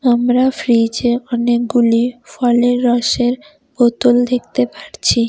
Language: Bangla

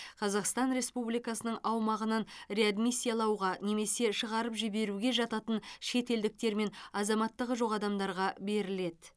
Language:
Kazakh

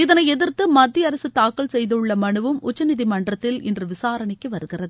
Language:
Tamil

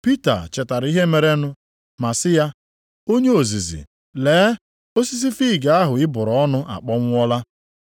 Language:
Igbo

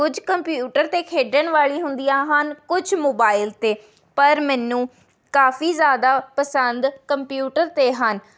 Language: Punjabi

